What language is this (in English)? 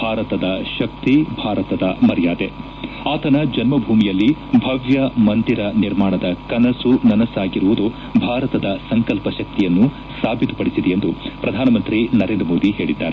Kannada